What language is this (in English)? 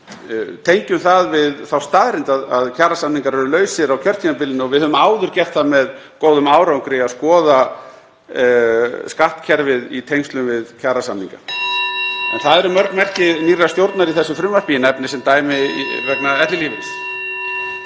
Icelandic